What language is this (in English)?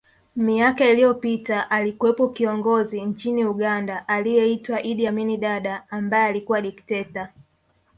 Swahili